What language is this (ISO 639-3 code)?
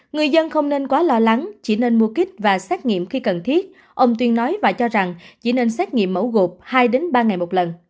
vie